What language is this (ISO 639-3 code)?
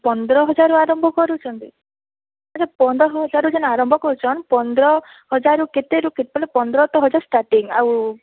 ori